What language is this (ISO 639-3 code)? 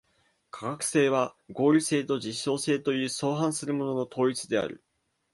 jpn